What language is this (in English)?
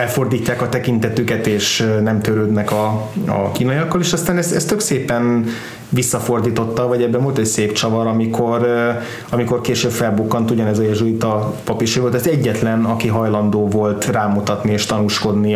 Hungarian